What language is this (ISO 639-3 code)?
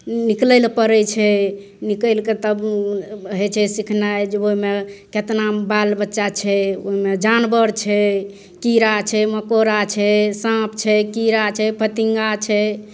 mai